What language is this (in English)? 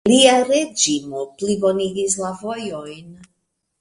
Esperanto